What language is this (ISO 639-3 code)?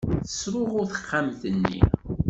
kab